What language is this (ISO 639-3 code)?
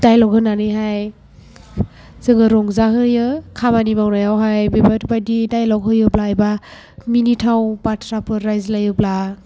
brx